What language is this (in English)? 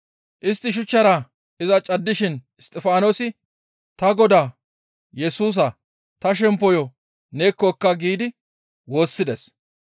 Gamo